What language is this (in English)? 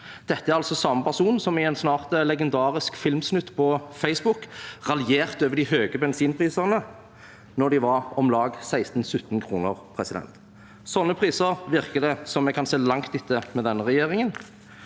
Norwegian